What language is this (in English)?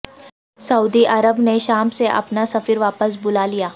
Urdu